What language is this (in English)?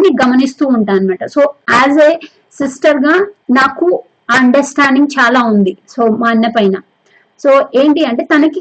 Telugu